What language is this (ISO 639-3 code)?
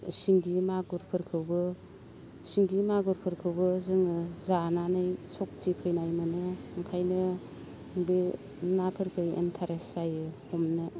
brx